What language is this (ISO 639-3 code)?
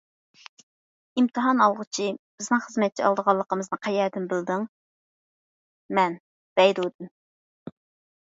uig